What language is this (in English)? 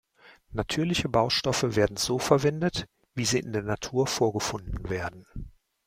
German